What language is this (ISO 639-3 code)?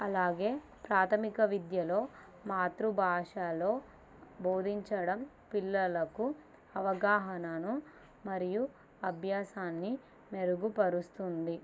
tel